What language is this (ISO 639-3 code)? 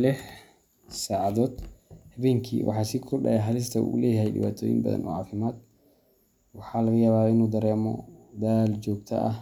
som